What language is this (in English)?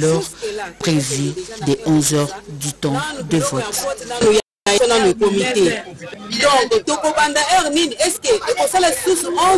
French